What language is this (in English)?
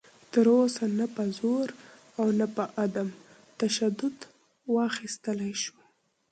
Pashto